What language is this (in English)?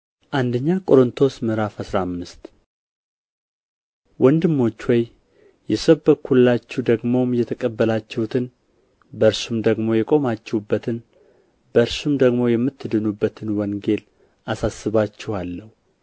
Amharic